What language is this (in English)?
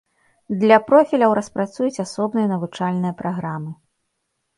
Belarusian